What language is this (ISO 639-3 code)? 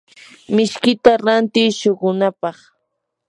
qur